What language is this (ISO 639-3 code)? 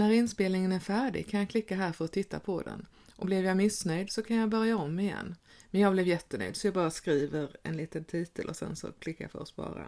swe